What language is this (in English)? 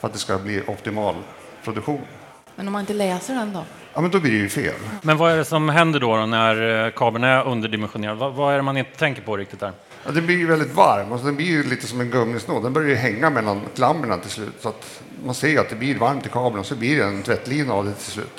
Swedish